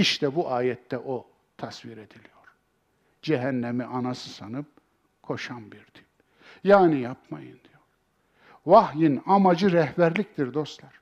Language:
Turkish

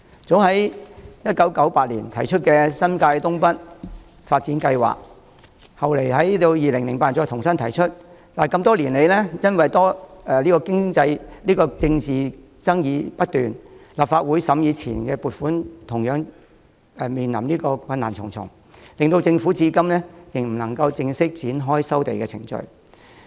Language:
Cantonese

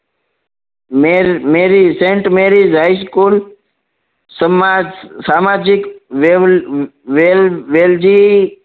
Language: Gujarati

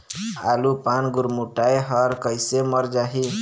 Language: Chhattisgarhi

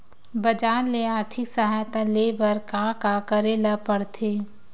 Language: Chhattisgarhi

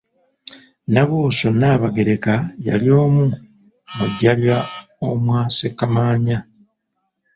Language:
Ganda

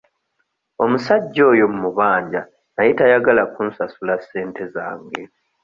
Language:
Ganda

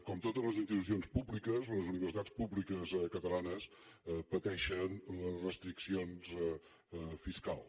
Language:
Catalan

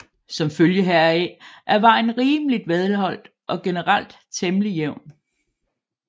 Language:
Danish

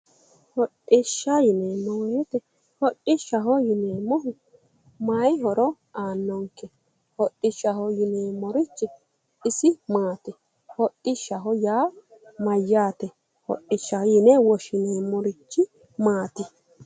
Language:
Sidamo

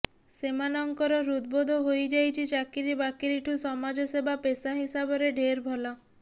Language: Odia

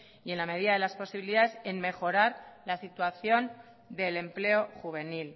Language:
Spanish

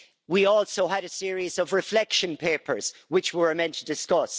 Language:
English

